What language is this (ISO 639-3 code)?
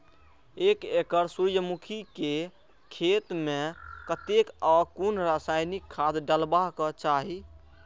mai